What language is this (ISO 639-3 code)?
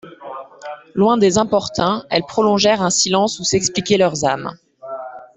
fra